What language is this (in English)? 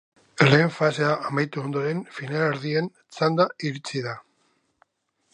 Basque